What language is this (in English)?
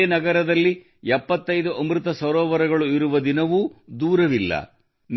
Kannada